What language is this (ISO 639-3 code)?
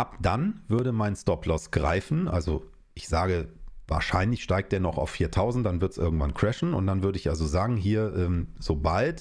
deu